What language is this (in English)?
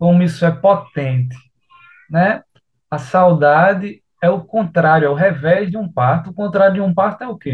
Portuguese